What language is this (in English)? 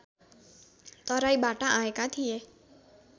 Nepali